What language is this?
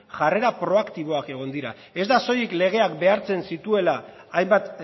Basque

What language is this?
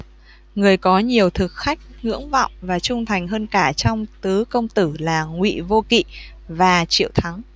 Vietnamese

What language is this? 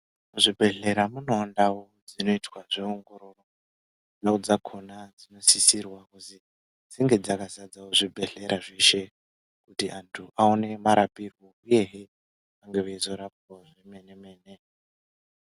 Ndau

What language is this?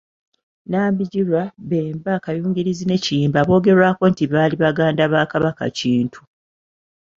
Ganda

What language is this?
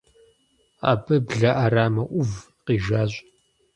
Kabardian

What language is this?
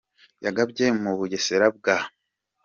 Kinyarwanda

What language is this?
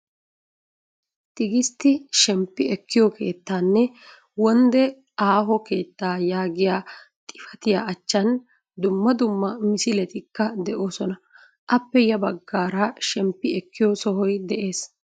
Wolaytta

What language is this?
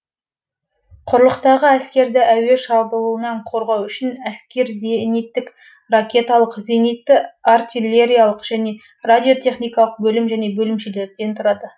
Kazakh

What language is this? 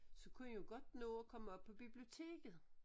Danish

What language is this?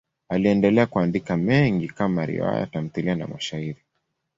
Swahili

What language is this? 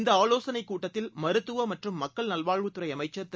Tamil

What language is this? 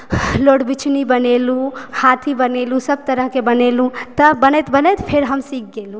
Maithili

